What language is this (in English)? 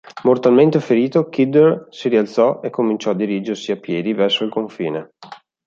Italian